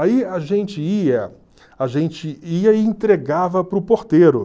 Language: Portuguese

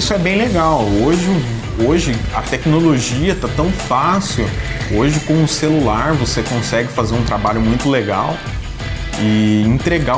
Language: Portuguese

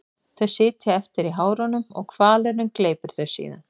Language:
Icelandic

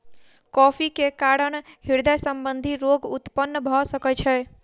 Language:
Maithili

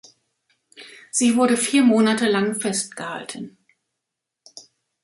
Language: German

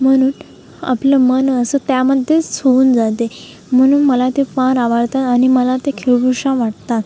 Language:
Marathi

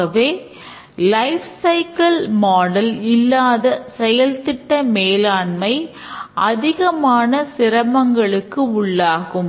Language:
Tamil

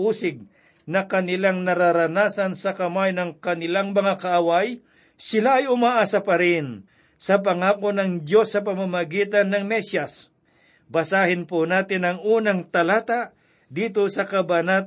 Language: Filipino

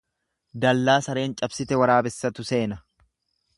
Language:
Oromo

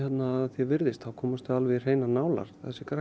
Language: Icelandic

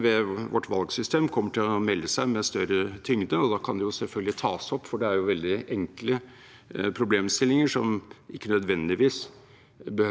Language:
Norwegian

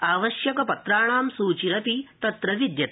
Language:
Sanskrit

